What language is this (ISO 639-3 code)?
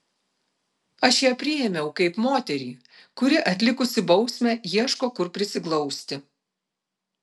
lit